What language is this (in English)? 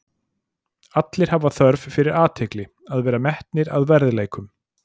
Icelandic